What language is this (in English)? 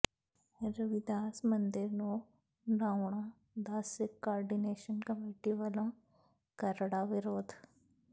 Punjabi